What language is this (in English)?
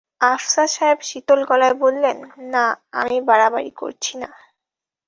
Bangla